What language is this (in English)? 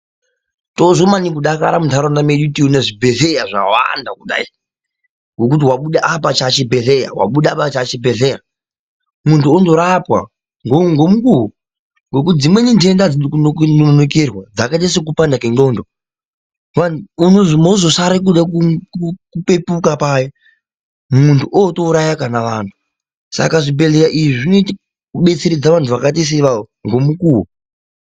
Ndau